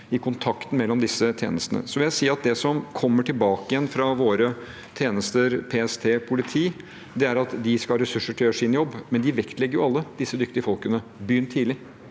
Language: Norwegian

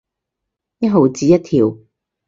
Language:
Cantonese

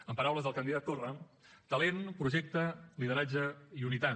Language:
Catalan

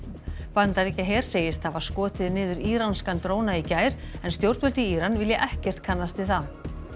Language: Icelandic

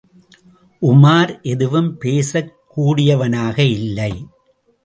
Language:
Tamil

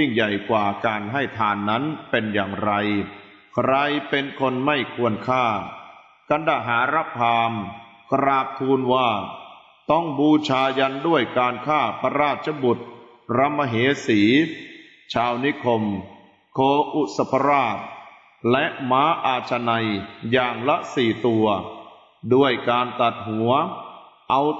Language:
Thai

